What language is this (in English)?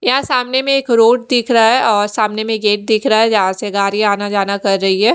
Hindi